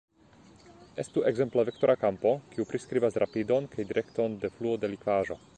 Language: Esperanto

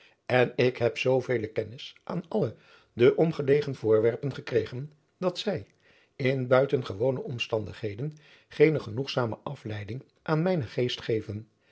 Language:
Dutch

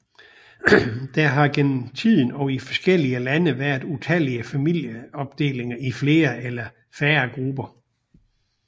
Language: Danish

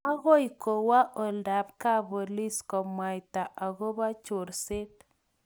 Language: Kalenjin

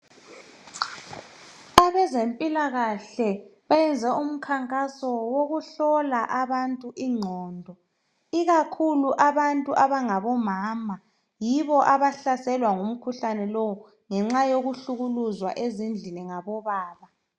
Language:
North Ndebele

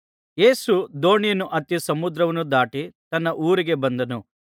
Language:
Kannada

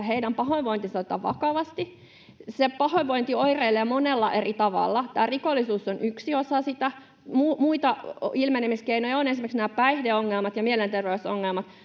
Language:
Finnish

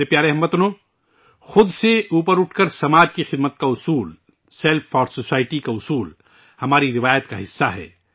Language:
Urdu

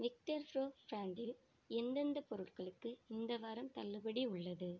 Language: Tamil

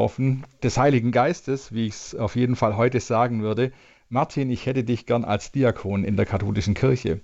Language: German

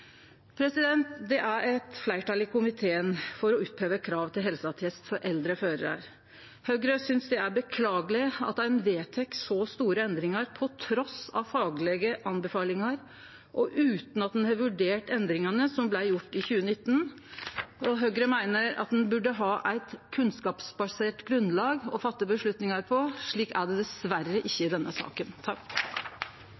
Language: Norwegian Nynorsk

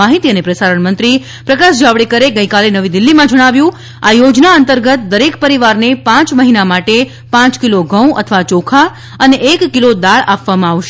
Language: Gujarati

